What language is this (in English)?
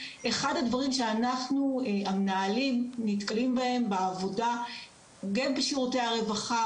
Hebrew